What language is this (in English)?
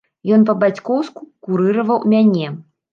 Belarusian